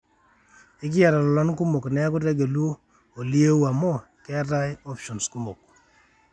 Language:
Masai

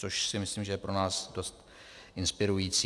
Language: Czech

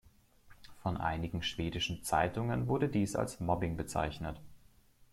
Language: German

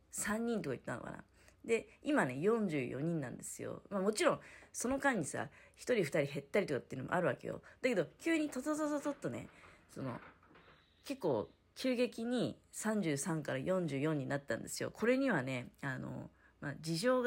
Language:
Japanese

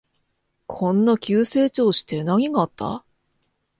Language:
Japanese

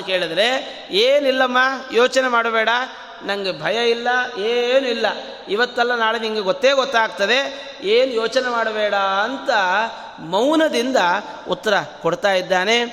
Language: Kannada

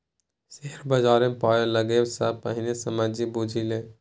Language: Maithili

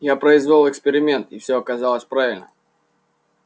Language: Russian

